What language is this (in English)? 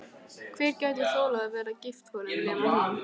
Icelandic